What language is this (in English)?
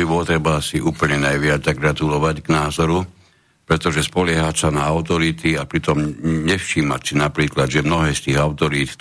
Slovak